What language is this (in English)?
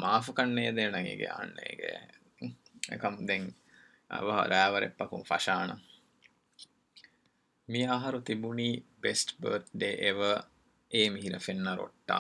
Urdu